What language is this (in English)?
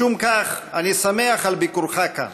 Hebrew